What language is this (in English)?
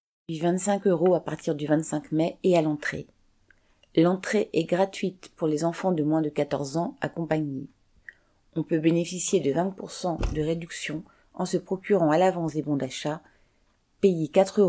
French